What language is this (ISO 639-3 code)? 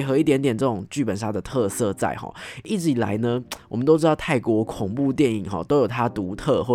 zho